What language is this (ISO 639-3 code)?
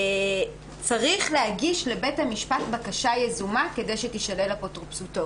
heb